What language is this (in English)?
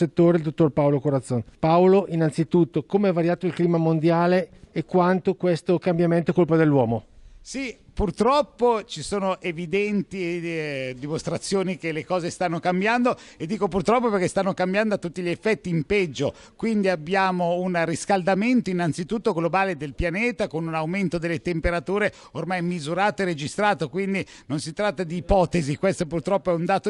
Italian